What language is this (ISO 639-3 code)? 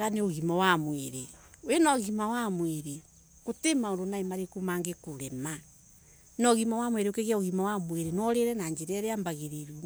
ebu